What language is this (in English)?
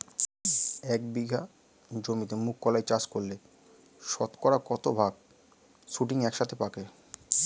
Bangla